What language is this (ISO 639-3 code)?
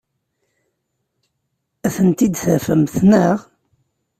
kab